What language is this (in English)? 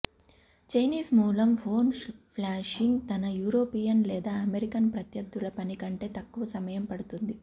Telugu